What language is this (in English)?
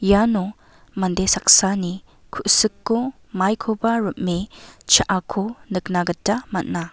Garo